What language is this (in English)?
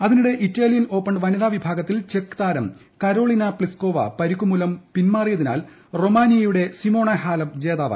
Malayalam